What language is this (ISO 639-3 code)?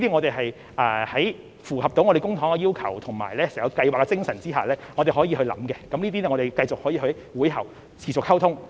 yue